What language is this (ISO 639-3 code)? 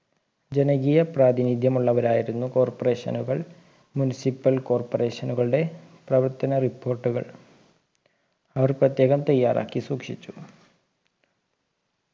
mal